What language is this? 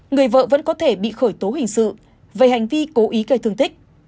Vietnamese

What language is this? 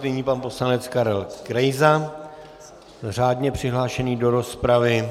Czech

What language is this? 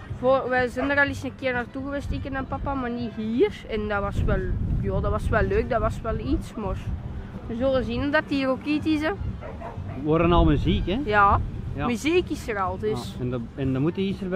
Dutch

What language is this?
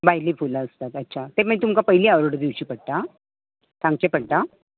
Konkani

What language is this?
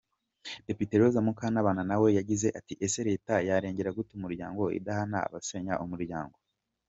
Kinyarwanda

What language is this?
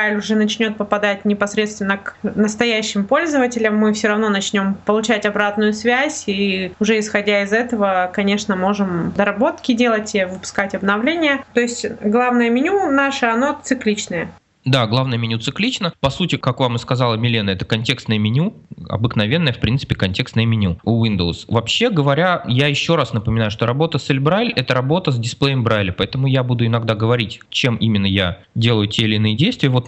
Russian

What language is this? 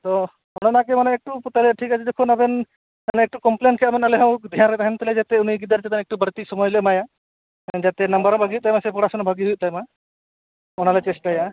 Santali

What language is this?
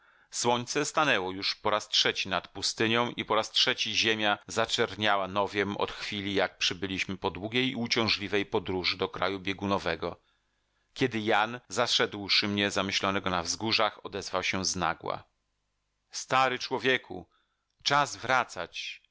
Polish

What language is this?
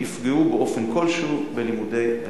Hebrew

